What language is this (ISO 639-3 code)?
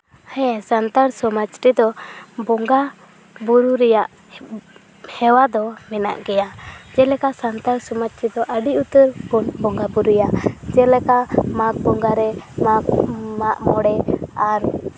sat